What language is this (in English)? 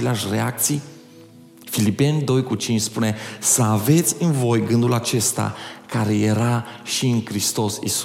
Romanian